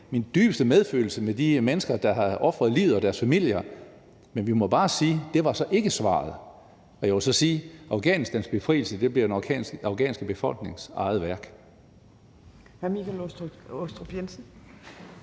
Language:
Danish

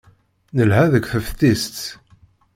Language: Kabyle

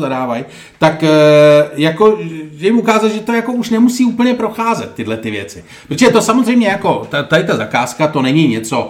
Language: Czech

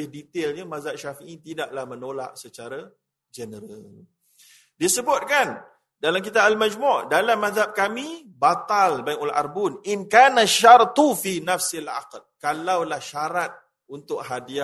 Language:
Malay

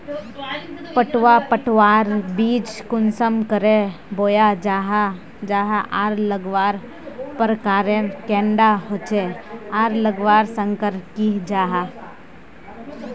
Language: Magahi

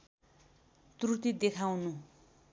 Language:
Nepali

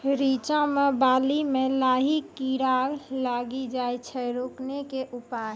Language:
Maithili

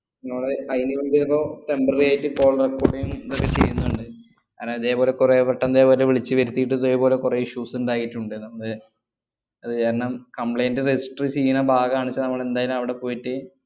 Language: Malayalam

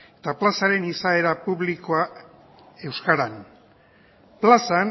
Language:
Basque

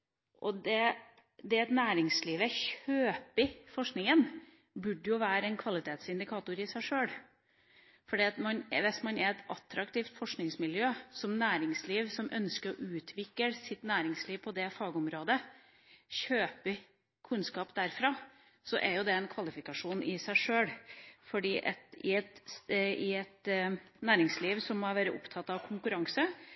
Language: Norwegian Bokmål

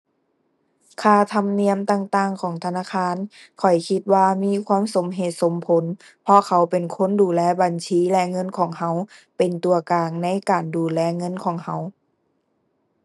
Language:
Thai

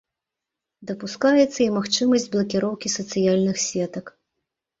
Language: Belarusian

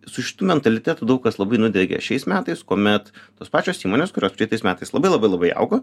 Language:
Lithuanian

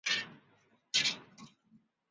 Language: Chinese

